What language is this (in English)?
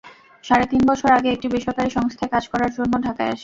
Bangla